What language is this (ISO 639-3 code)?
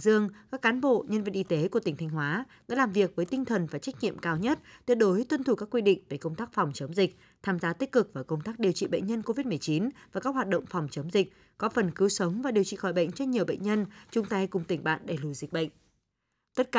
vie